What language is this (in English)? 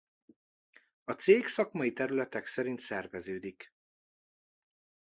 Hungarian